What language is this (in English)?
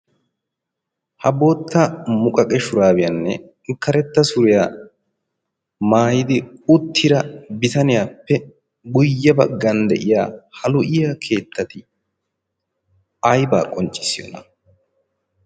Wolaytta